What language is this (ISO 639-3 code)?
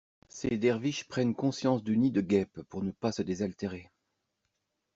fra